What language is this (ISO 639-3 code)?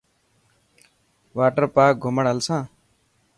mki